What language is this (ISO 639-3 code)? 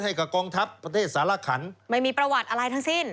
tha